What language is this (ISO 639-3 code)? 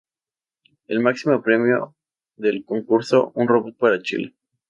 spa